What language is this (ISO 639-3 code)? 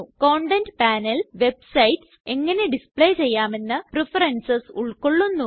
mal